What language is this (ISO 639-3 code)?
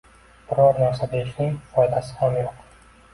uzb